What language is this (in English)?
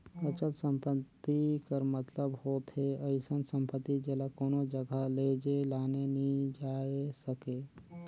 Chhattisgarhi